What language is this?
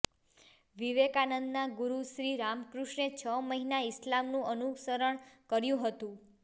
Gujarati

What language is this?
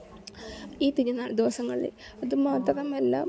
Malayalam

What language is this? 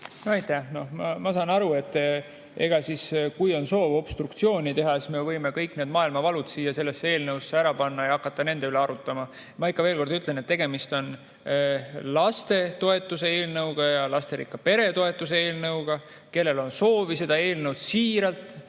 Estonian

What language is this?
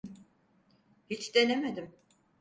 Turkish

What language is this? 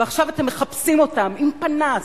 Hebrew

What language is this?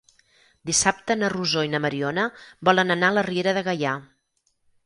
Catalan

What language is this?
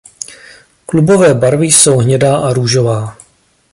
Czech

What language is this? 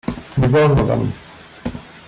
Polish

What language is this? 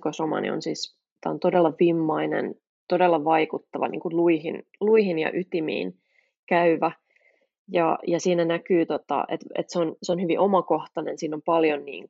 Finnish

